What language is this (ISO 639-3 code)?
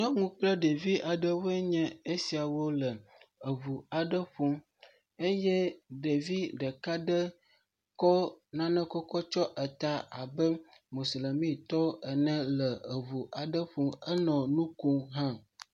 ewe